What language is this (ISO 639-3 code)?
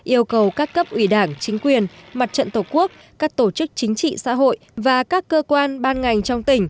vie